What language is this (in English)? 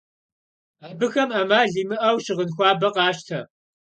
Kabardian